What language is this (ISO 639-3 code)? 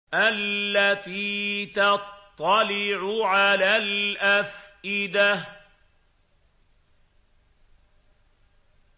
ara